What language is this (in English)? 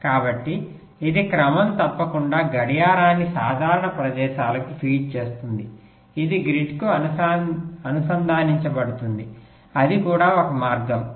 Telugu